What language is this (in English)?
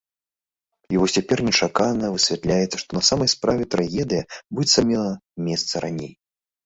Belarusian